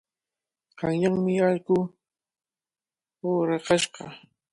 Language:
Cajatambo North Lima Quechua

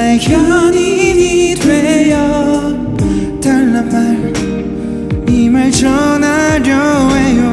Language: Korean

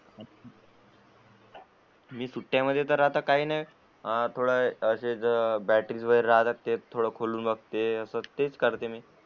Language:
Marathi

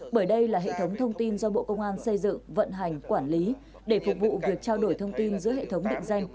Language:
Vietnamese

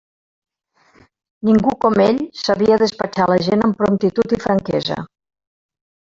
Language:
Catalan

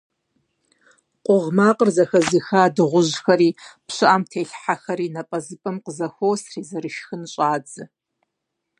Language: Kabardian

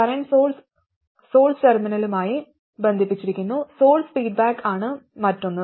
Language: Malayalam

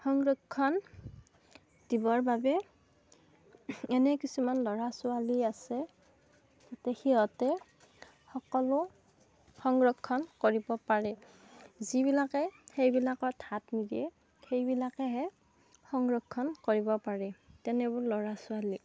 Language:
Assamese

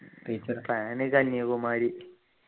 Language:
Malayalam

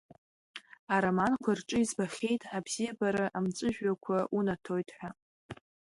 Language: Abkhazian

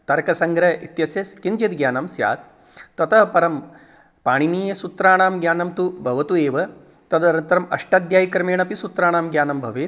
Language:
Sanskrit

